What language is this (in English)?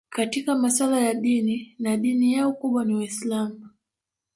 Swahili